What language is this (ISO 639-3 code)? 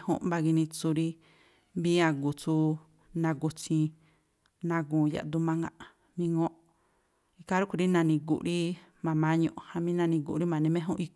tpl